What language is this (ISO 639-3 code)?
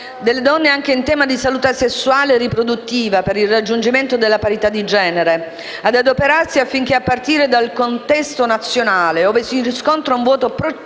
ita